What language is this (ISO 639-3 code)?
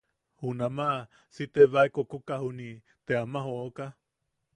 yaq